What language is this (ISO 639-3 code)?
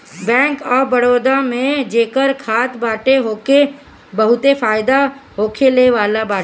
bho